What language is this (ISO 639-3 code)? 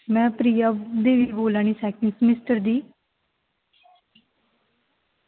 doi